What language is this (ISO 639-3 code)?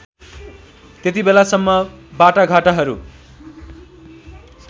nep